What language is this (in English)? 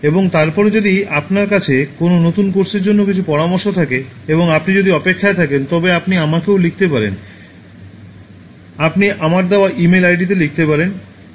Bangla